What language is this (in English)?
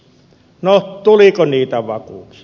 Finnish